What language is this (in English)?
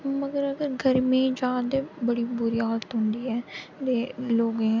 Dogri